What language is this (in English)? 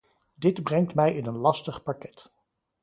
Dutch